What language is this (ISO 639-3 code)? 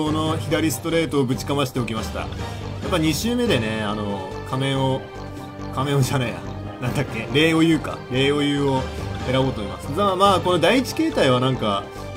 jpn